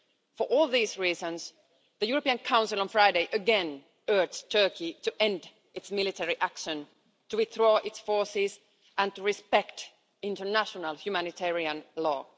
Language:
English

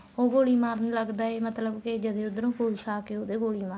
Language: Punjabi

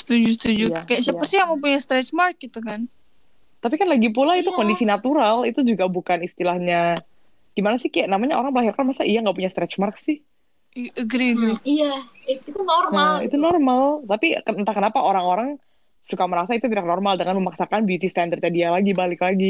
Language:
Indonesian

